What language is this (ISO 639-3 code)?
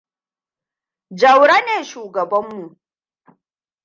hau